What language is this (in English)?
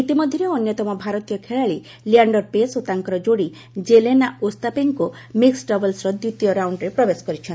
Odia